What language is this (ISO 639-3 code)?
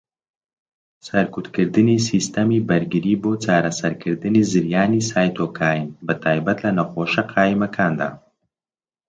ckb